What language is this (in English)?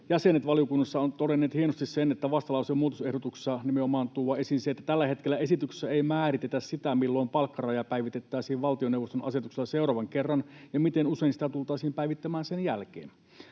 Finnish